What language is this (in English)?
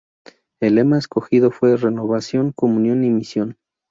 Spanish